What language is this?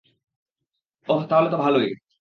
Bangla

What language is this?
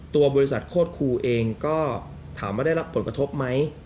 Thai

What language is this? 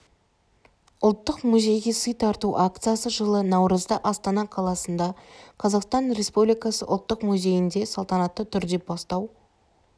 Kazakh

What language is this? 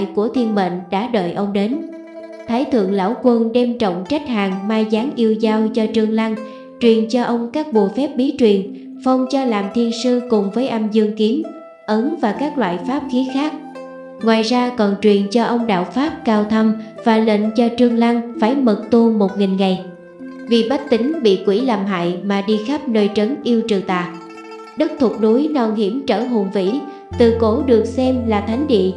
Vietnamese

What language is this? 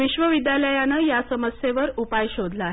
Marathi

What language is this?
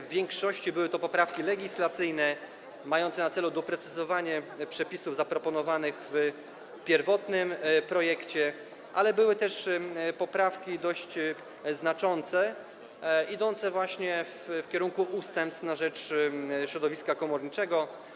Polish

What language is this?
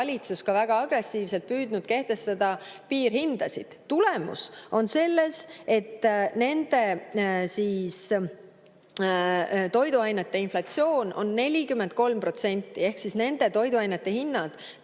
Estonian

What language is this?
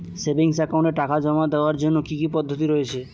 Bangla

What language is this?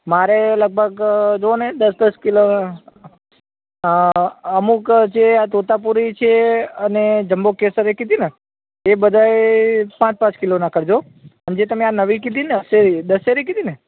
Gujarati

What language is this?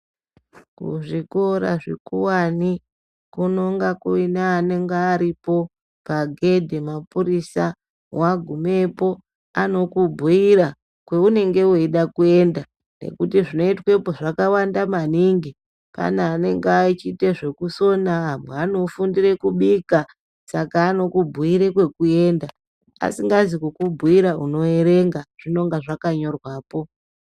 Ndau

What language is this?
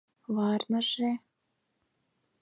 Mari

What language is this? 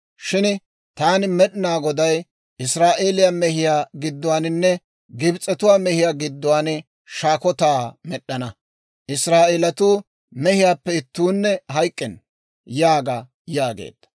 Dawro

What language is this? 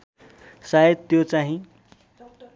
Nepali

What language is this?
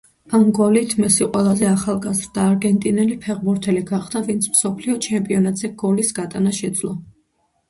Georgian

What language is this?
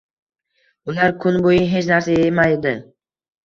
Uzbek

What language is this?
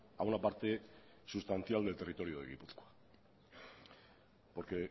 Spanish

